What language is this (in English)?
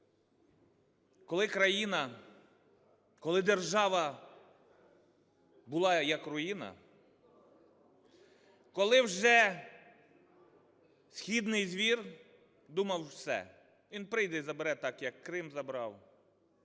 Ukrainian